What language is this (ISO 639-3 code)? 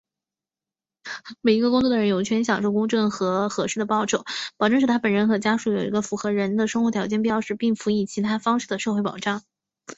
zho